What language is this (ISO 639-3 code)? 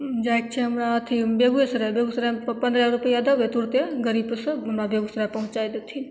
mai